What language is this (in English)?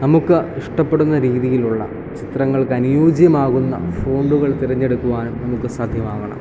Malayalam